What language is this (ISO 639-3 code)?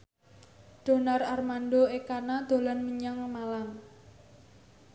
jav